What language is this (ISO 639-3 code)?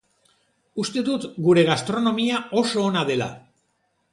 eus